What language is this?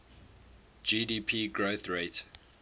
English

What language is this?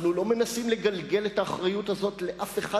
Hebrew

